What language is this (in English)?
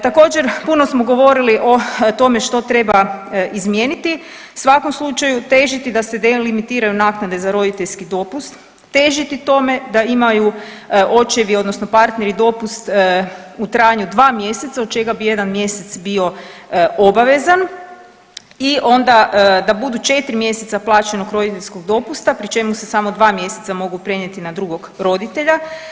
Croatian